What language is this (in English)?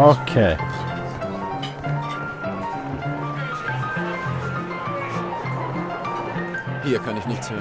German